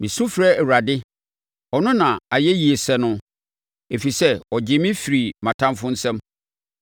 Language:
Akan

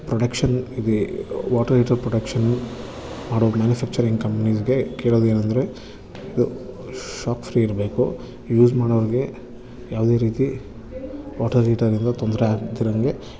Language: Kannada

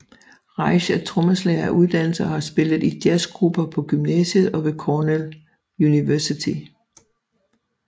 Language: Danish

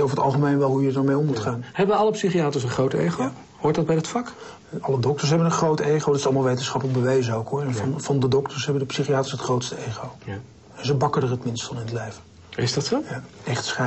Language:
Dutch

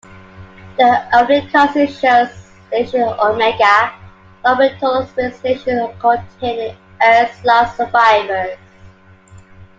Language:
English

